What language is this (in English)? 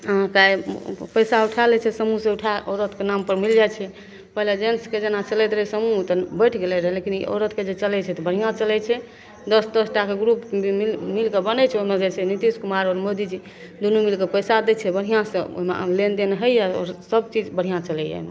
Maithili